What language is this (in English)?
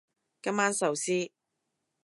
Cantonese